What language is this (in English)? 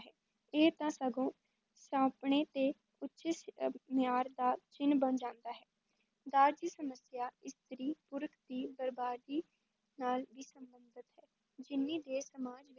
Punjabi